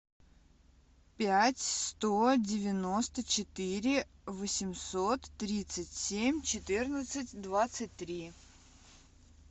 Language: Russian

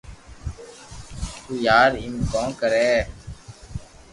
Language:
Loarki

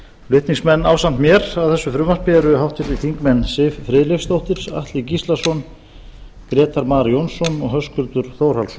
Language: Icelandic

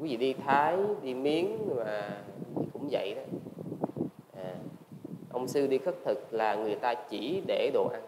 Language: Vietnamese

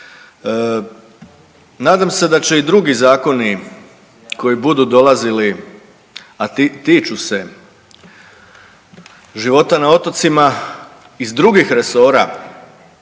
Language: Croatian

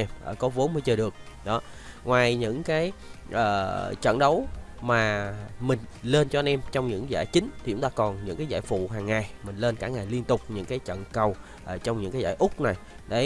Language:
Vietnamese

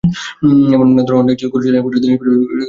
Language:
Bangla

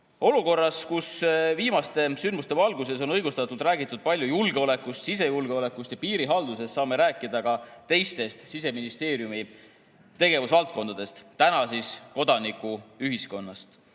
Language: Estonian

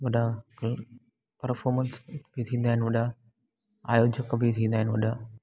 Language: Sindhi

